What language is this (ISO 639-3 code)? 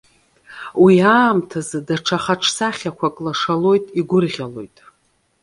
abk